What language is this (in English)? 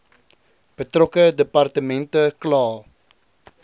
Afrikaans